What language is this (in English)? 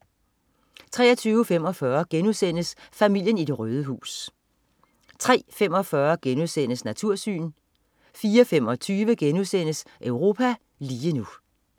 Danish